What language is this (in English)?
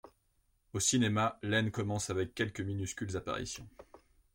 French